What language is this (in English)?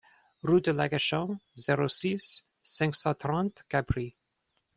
French